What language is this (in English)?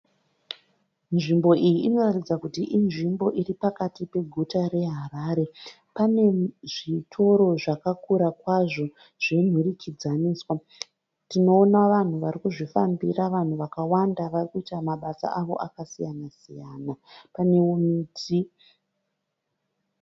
Shona